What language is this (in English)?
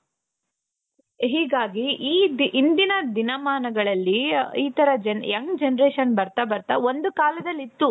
Kannada